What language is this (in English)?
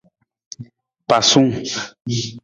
Nawdm